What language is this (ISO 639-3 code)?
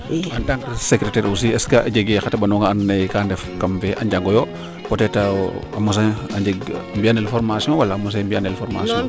srr